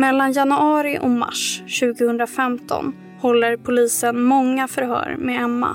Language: Swedish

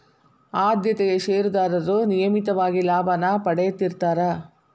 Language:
Kannada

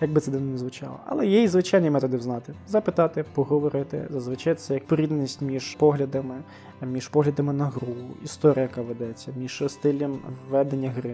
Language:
Ukrainian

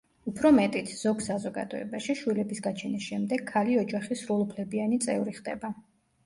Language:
Georgian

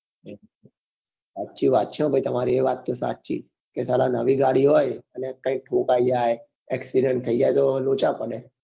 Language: Gujarati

